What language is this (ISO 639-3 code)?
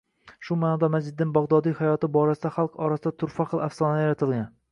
uzb